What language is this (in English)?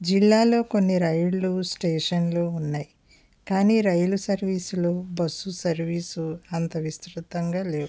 Telugu